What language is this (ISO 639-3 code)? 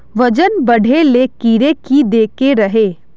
mag